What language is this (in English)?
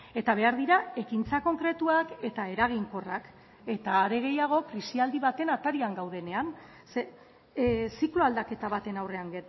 Basque